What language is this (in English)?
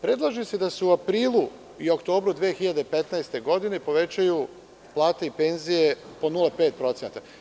Serbian